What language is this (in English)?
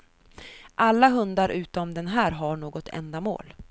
Swedish